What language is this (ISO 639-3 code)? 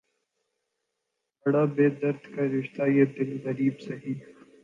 urd